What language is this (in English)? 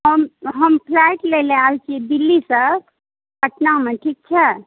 Maithili